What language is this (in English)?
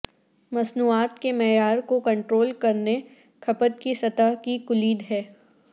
Urdu